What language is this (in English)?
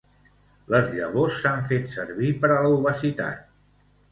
Catalan